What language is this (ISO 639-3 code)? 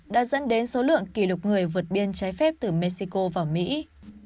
vie